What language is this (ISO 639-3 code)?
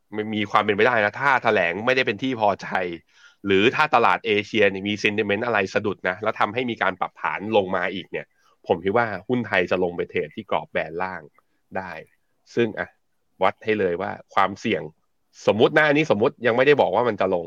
tha